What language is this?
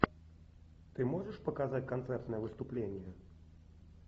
Russian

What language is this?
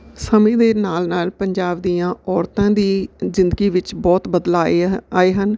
Punjabi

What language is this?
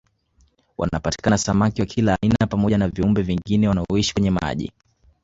Swahili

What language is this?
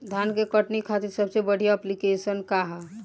Bhojpuri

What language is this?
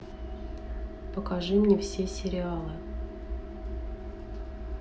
Russian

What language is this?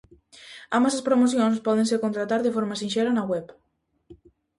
Galician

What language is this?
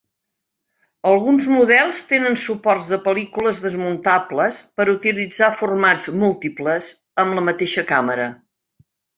Catalan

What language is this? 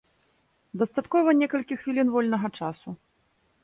Belarusian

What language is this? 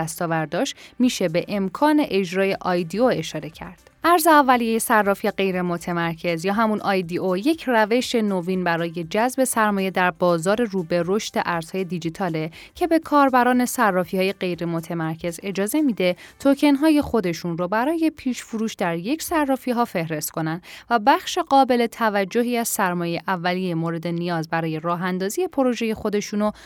Persian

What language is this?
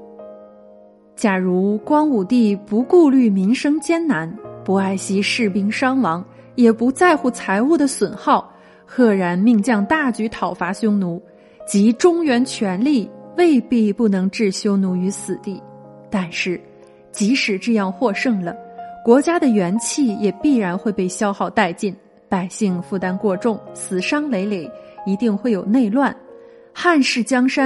Chinese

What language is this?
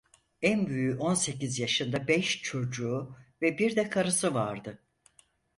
Turkish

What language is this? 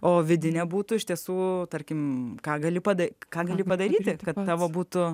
Lithuanian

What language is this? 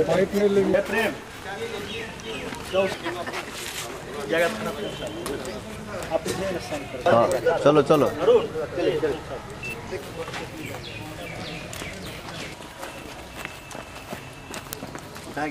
Greek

